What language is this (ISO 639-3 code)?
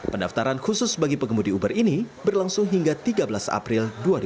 ind